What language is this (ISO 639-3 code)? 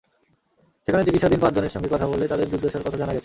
ben